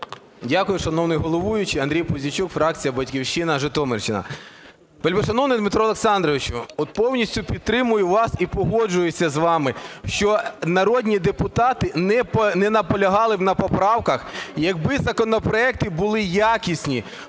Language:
Ukrainian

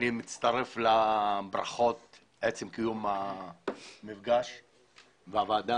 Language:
Hebrew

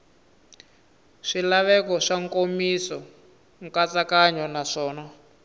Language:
Tsonga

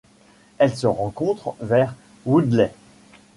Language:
French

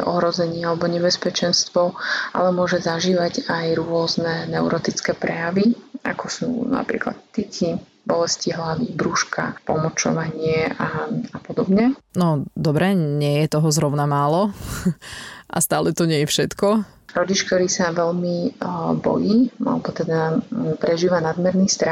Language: Slovak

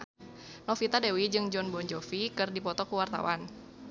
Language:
Sundanese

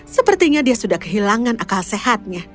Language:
Indonesian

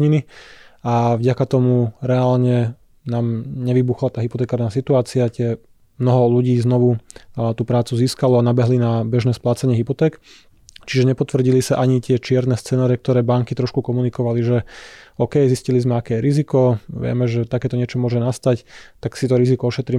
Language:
Slovak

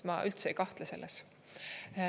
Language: Estonian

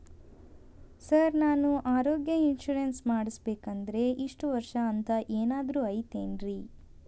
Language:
Kannada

